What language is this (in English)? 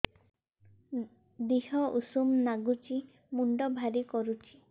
Odia